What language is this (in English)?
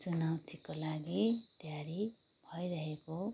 Nepali